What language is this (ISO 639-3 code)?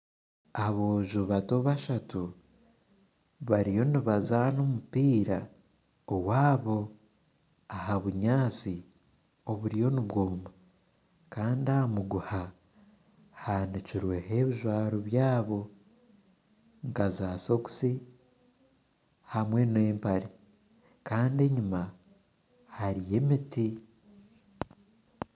nyn